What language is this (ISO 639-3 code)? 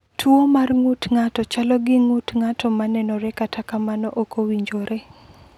luo